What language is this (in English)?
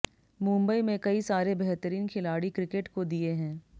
Hindi